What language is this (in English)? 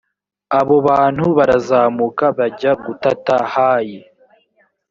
Kinyarwanda